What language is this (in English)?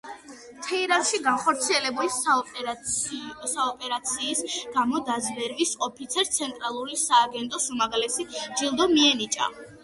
Georgian